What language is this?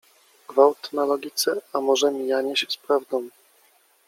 Polish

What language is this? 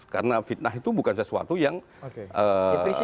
Indonesian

